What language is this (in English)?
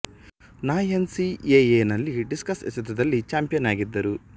Kannada